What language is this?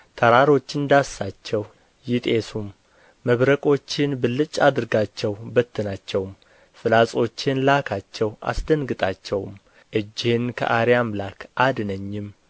Amharic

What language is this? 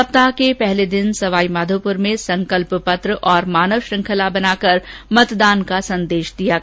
Hindi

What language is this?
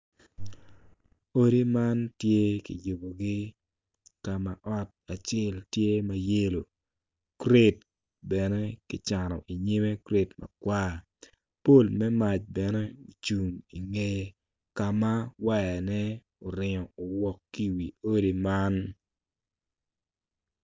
Acoli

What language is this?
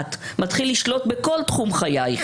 Hebrew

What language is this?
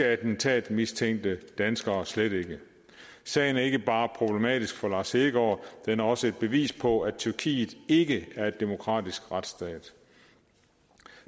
Danish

